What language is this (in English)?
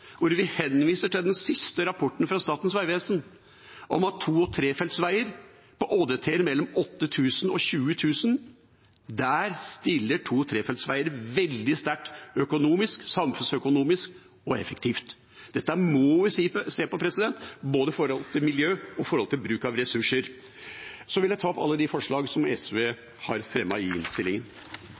Norwegian Bokmål